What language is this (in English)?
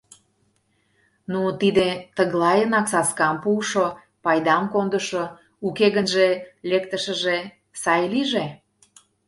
Mari